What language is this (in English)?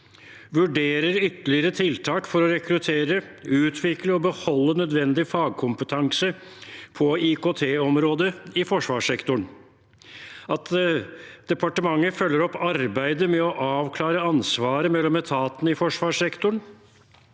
Norwegian